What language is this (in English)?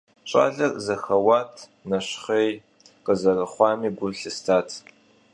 Kabardian